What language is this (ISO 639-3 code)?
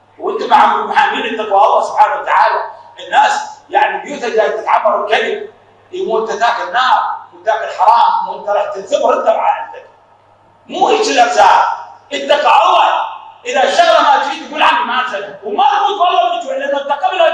ara